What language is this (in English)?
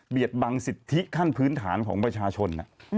Thai